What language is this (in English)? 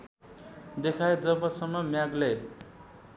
Nepali